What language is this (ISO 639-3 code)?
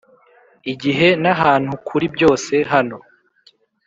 kin